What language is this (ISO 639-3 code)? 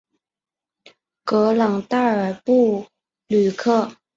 zho